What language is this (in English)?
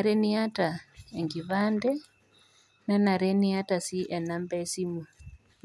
Masai